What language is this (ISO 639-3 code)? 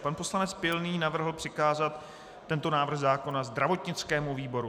ces